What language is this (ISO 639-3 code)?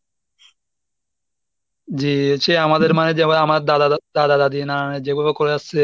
ben